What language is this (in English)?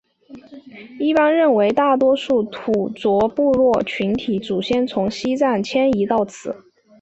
Chinese